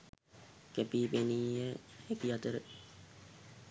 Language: Sinhala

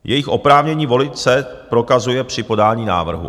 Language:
Czech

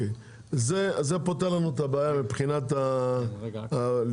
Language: Hebrew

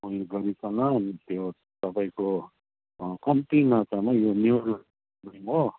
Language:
Nepali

